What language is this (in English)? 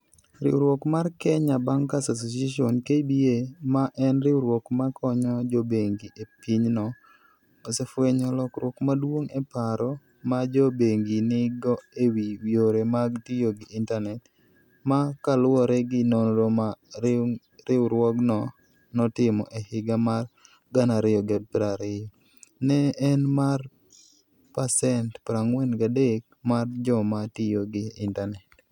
Luo (Kenya and Tanzania)